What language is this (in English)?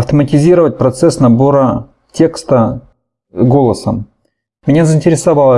Russian